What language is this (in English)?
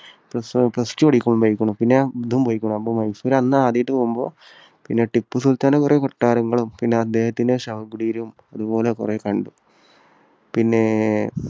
Malayalam